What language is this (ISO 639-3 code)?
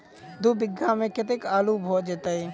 mai